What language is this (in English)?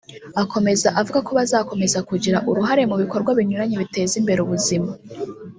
Kinyarwanda